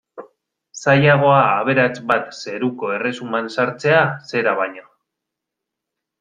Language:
Basque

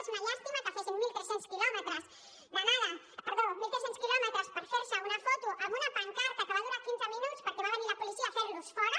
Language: Catalan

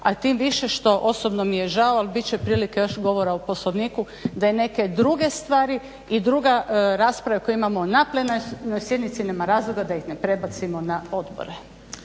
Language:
Croatian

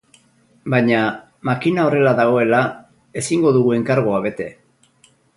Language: Basque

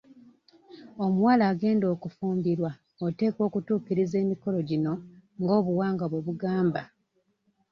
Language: Ganda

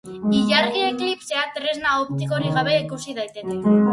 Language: Basque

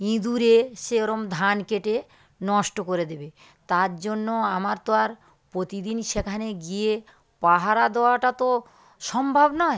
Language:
Bangla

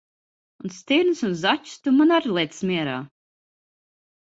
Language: Latvian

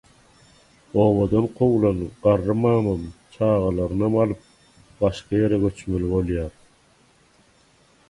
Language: Turkmen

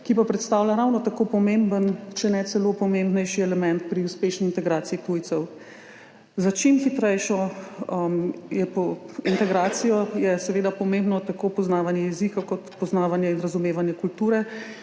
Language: Slovenian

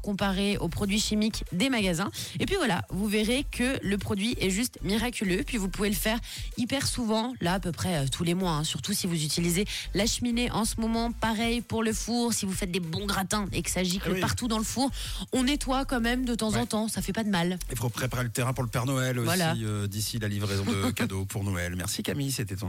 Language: French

